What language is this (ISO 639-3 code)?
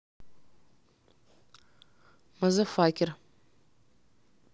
rus